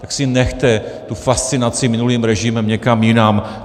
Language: Czech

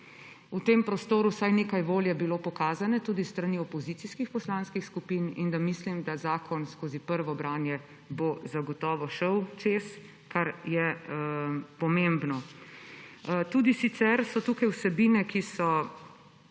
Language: Slovenian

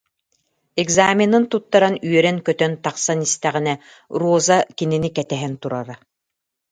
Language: Yakut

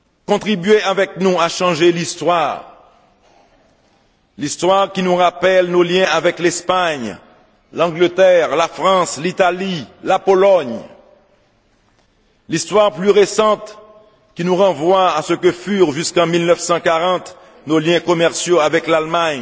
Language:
French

